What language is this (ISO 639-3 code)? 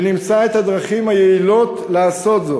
heb